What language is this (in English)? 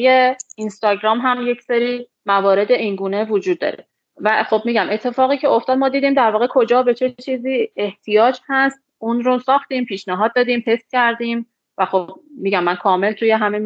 Persian